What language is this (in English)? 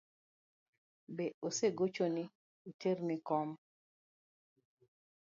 Luo (Kenya and Tanzania)